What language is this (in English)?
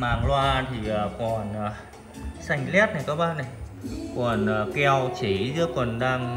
Vietnamese